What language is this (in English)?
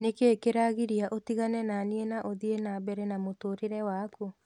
Kikuyu